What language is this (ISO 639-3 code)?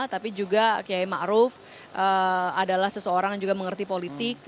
ind